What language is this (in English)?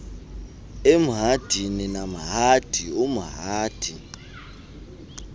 Xhosa